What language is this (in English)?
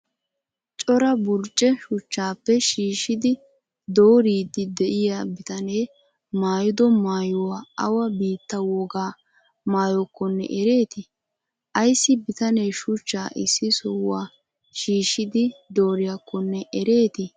Wolaytta